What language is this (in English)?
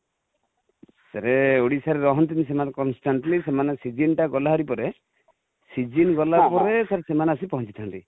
Odia